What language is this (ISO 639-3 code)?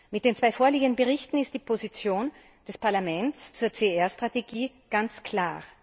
deu